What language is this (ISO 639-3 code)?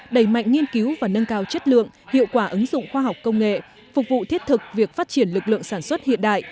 vie